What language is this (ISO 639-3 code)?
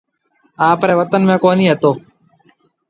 mve